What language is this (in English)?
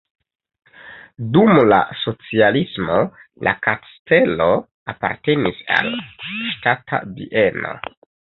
Esperanto